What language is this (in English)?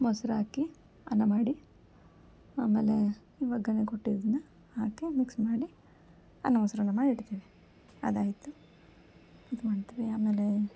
Kannada